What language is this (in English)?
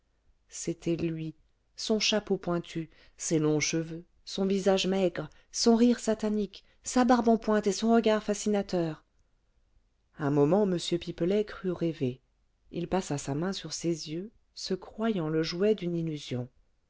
French